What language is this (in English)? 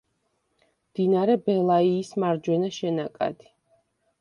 Georgian